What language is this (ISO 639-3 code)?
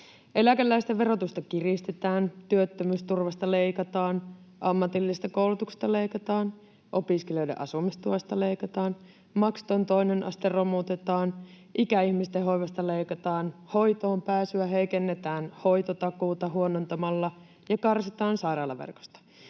fin